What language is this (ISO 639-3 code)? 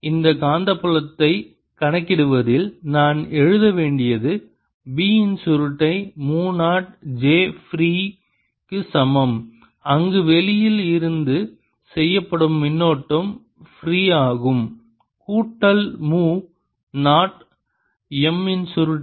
tam